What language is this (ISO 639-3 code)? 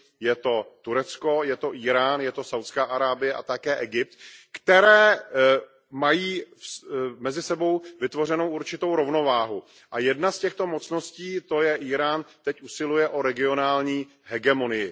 ces